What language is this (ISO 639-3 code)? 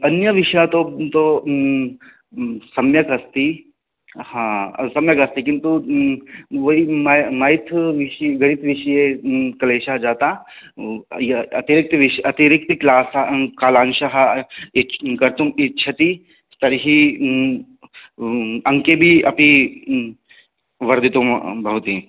san